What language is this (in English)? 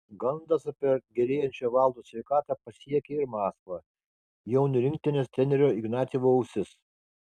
Lithuanian